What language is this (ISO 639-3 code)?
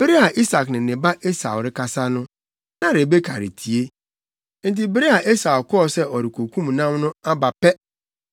aka